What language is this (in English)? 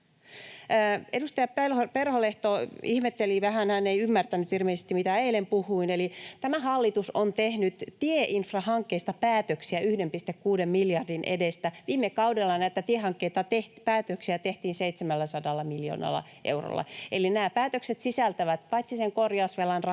Finnish